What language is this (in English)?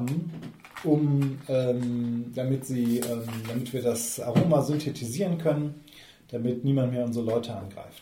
German